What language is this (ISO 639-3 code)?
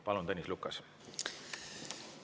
est